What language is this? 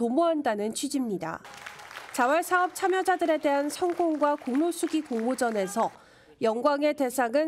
Korean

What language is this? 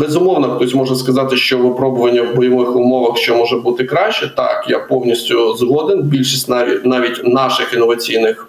Ukrainian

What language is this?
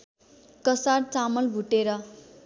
Nepali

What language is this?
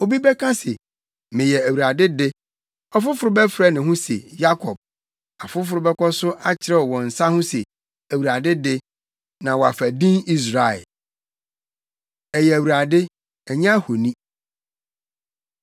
Akan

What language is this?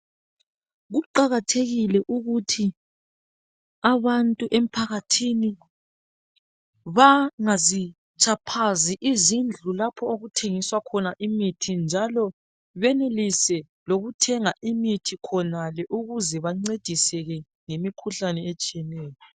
North Ndebele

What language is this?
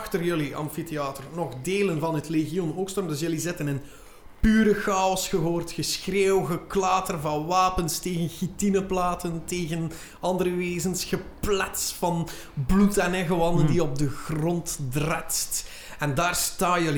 Dutch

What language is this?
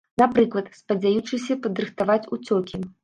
Belarusian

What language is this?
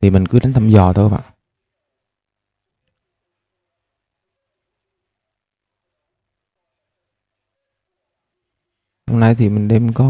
Vietnamese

